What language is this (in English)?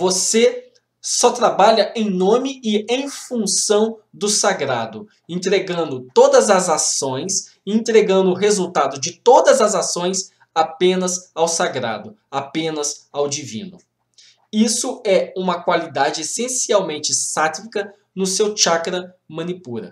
Portuguese